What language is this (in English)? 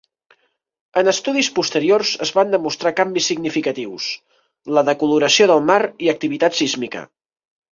Catalan